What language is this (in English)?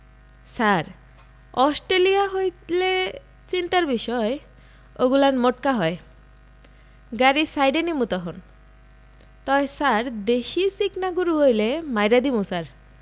Bangla